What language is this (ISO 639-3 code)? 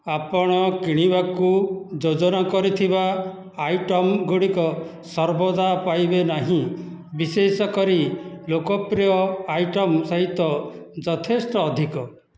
ori